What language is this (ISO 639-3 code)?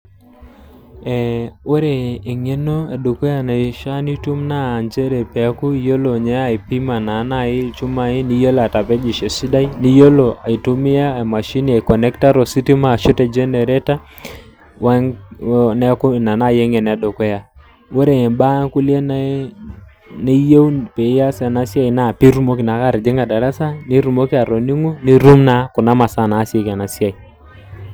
mas